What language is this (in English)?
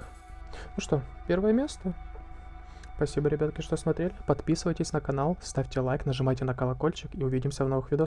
Russian